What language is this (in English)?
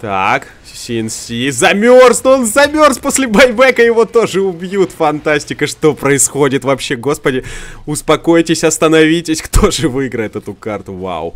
Russian